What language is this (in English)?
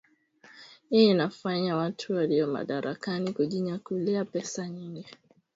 Swahili